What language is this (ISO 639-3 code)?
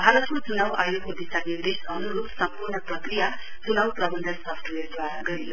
nep